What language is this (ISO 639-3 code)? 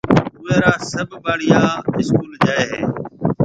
mve